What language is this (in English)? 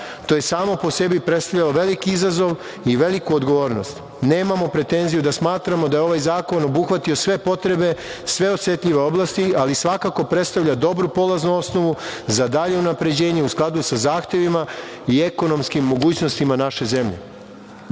Serbian